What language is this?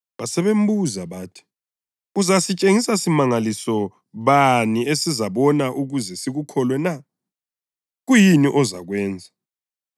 North Ndebele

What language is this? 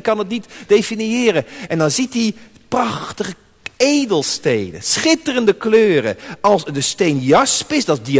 Dutch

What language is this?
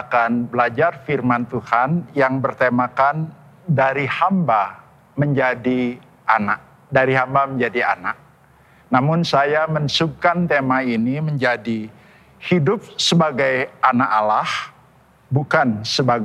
Indonesian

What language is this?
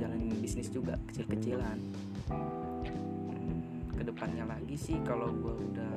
Indonesian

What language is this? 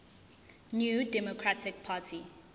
Zulu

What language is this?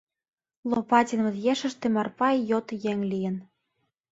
Mari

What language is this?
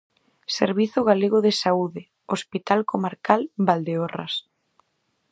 Galician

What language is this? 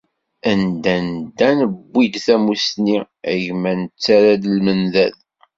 Kabyle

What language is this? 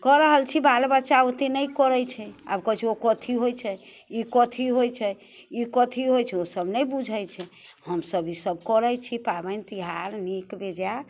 Maithili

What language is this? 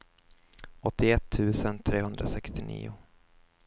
Swedish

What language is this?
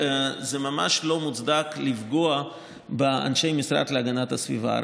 Hebrew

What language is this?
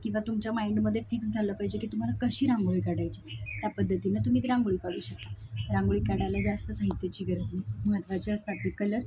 Marathi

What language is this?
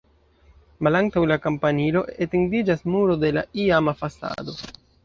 Esperanto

